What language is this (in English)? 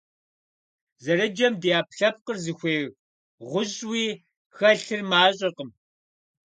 Kabardian